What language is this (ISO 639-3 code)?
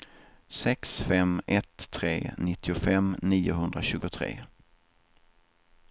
swe